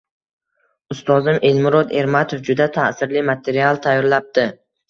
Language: Uzbek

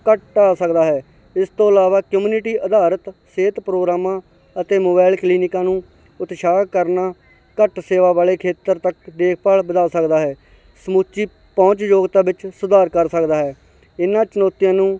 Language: Punjabi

